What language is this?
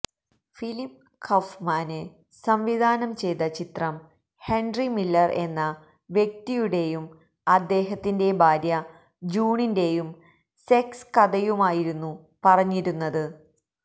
Malayalam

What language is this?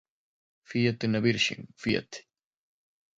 Portuguese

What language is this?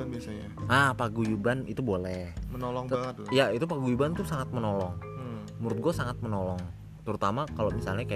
Indonesian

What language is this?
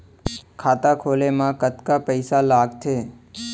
Chhattisgarhi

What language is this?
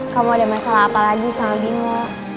Indonesian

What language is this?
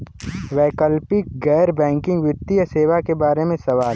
Bhojpuri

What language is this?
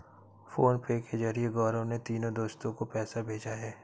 Hindi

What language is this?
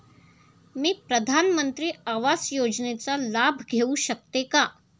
Marathi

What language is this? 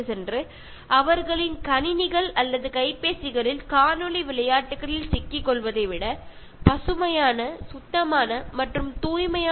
Malayalam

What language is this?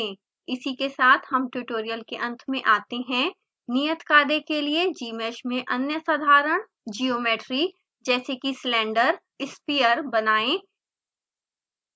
Hindi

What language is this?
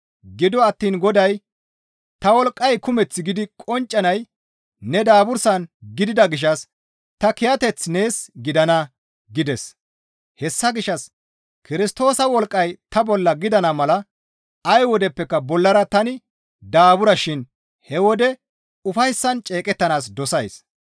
Gamo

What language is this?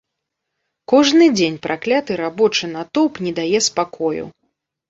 Belarusian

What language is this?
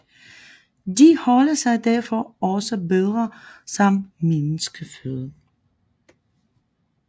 Danish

